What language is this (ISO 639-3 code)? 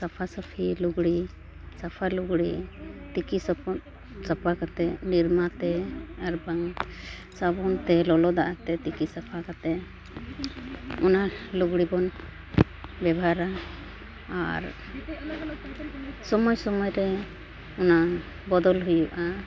sat